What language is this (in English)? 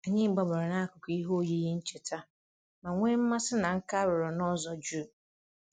Igbo